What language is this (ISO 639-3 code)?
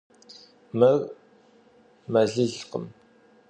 kbd